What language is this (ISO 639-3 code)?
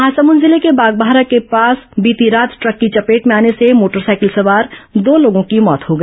hin